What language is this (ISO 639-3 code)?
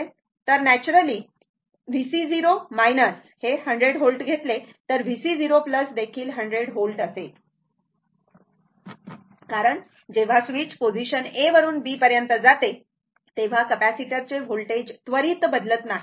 mar